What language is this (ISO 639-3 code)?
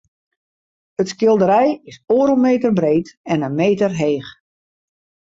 fry